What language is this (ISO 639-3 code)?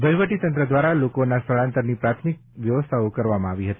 guj